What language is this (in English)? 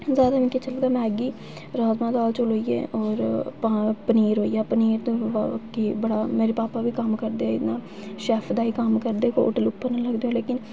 Dogri